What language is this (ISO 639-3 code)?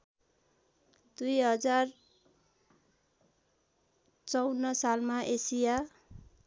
nep